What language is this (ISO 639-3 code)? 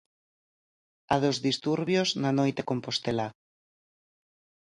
glg